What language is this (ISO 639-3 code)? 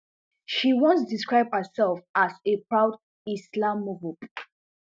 pcm